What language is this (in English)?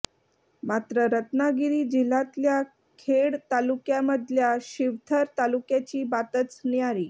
Marathi